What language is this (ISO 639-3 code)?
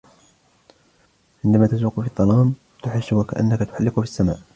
ara